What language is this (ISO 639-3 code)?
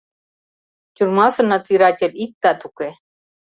chm